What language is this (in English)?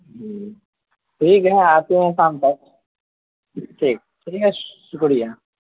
Urdu